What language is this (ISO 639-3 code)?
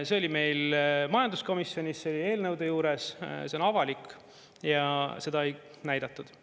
est